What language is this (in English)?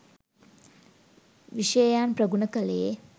Sinhala